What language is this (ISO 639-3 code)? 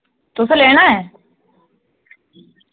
doi